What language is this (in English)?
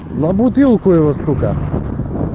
Russian